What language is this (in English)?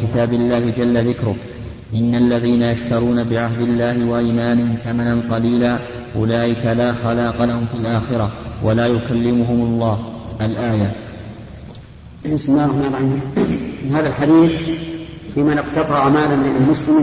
Arabic